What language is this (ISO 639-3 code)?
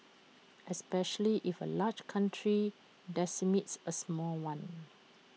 eng